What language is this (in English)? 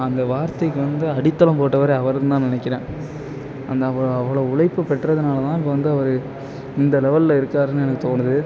Tamil